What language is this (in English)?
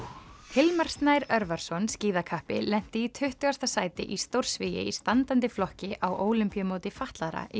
Icelandic